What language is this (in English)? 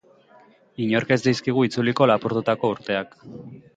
Basque